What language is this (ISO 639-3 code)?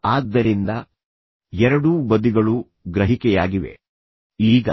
kan